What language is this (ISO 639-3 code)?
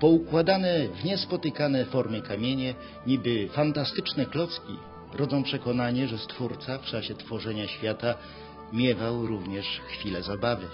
pol